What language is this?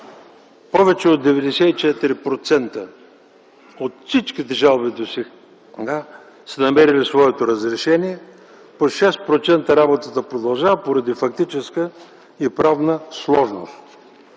Bulgarian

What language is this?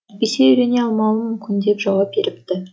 Kazakh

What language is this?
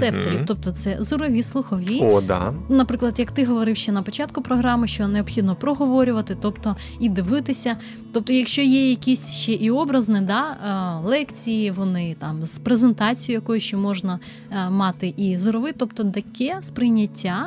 Ukrainian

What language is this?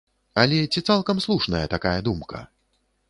Belarusian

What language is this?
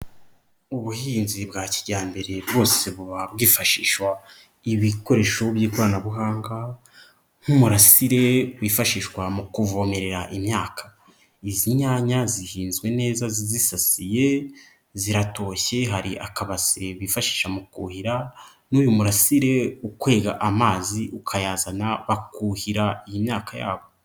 Kinyarwanda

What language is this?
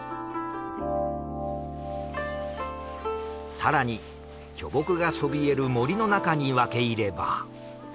Japanese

